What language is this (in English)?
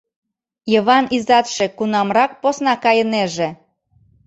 Mari